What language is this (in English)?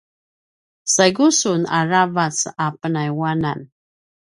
Paiwan